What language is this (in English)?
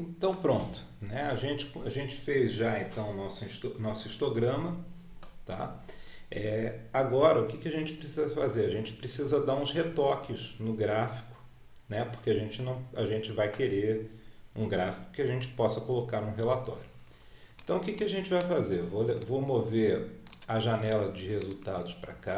Portuguese